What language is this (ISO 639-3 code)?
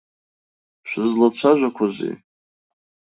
abk